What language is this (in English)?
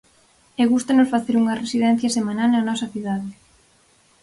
Galician